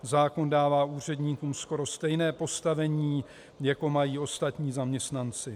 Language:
Czech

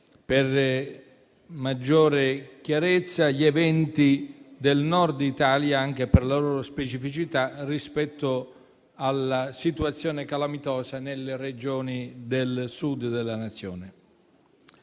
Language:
Italian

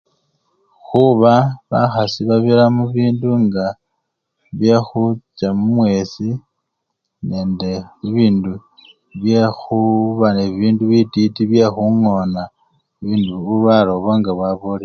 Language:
Luyia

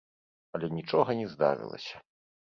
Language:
Belarusian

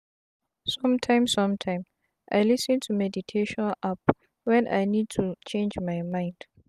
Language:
Nigerian Pidgin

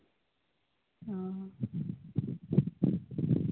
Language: Santali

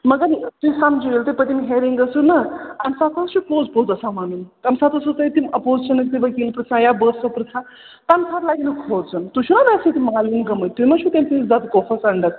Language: Kashmiri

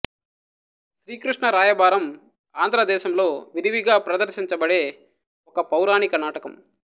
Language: Telugu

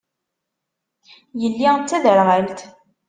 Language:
Kabyle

